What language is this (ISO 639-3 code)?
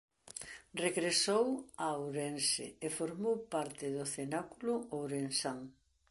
glg